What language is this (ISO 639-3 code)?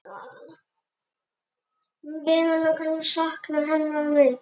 isl